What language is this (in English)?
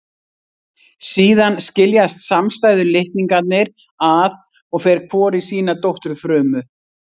Icelandic